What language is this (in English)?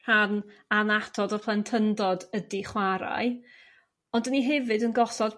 Welsh